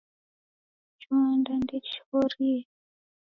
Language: Taita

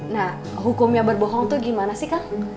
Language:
Indonesian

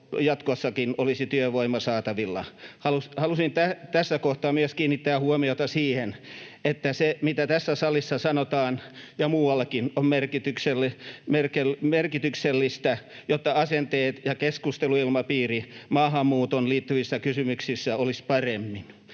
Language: Finnish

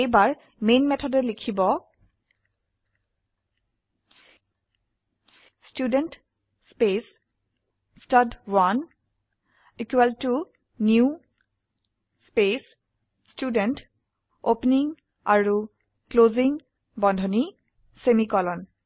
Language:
Assamese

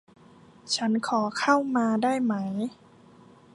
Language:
Thai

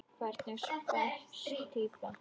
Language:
Icelandic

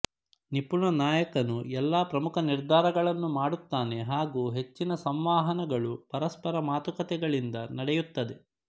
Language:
Kannada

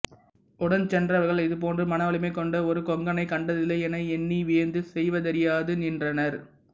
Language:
Tamil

